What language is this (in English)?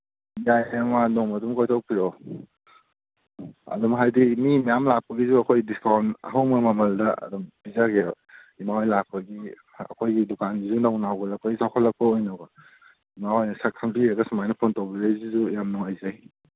Manipuri